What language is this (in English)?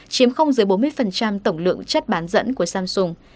Vietnamese